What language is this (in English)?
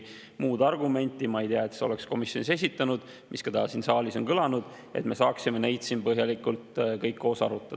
Estonian